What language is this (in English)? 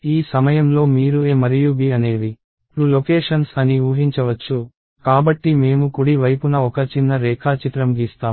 Telugu